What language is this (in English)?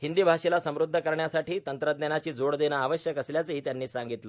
Marathi